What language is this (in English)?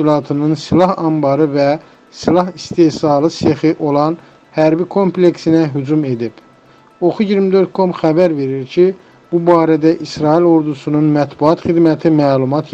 Turkish